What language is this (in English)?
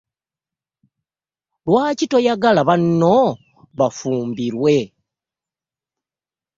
Ganda